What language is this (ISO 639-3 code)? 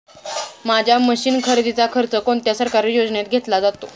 mar